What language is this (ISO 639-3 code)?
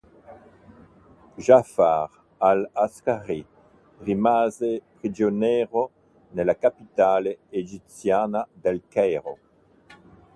ita